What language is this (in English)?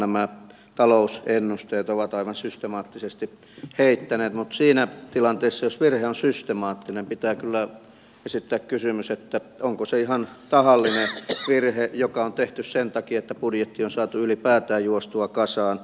Finnish